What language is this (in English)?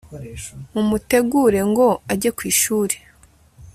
Kinyarwanda